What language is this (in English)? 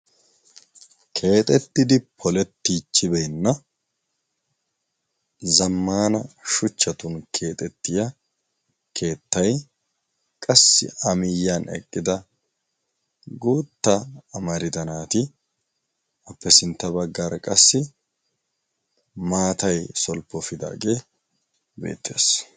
Wolaytta